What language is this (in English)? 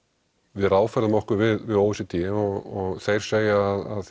Icelandic